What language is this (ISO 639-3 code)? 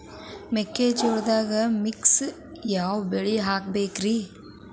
kan